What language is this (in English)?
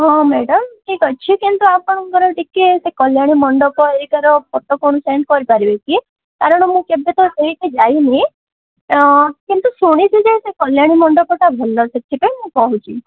Odia